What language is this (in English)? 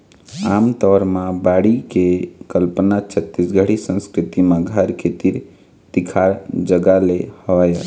Chhattisgarhi